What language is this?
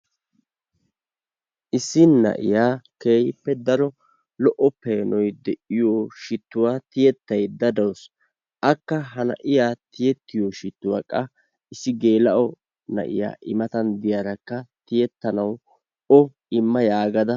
Wolaytta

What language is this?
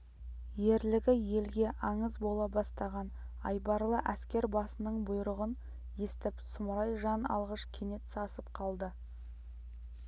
Kazakh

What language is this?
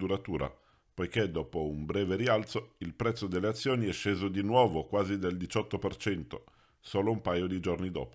Italian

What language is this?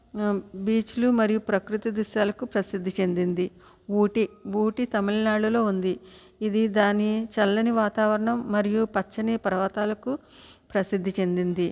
Telugu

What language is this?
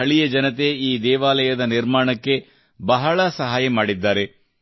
Kannada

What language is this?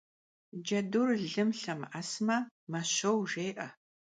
Kabardian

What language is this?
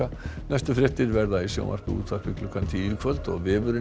Icelandic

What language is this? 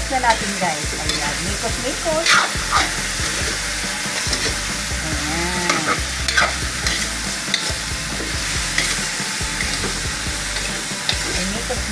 Filipino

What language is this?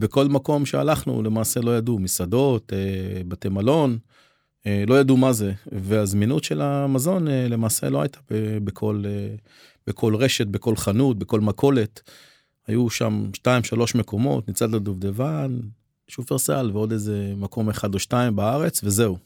Hebrew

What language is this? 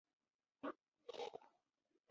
Chinese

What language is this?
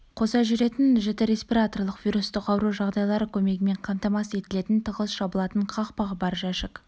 Kazakh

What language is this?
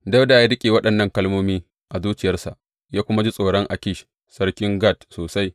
Hausa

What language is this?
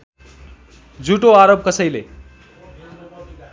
Nepali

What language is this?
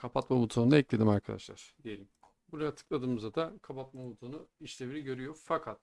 Turkish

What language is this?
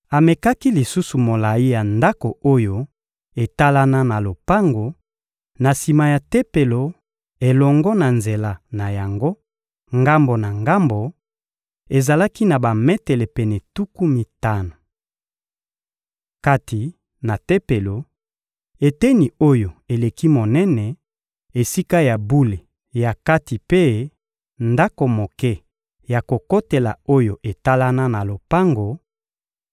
Lingala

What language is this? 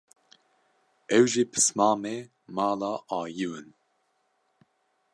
Kurdish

